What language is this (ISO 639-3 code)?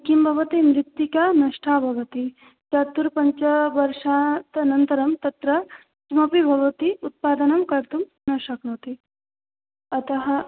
san